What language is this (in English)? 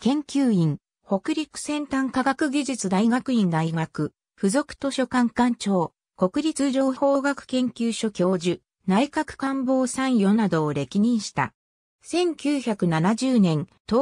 Japanese